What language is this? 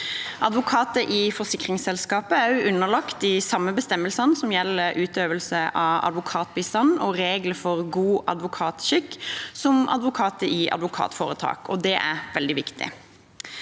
Norwegian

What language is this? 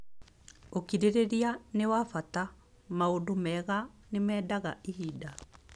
Kikuyu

